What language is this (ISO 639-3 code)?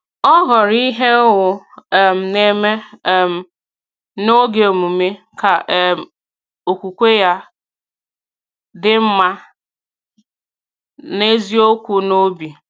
ibo